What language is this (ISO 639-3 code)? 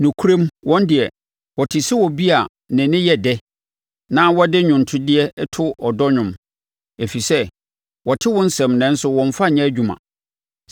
aka